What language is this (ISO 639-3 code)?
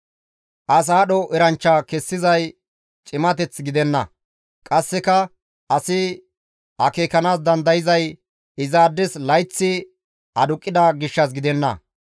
gmv